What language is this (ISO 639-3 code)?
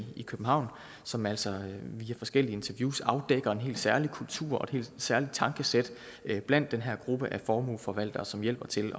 dan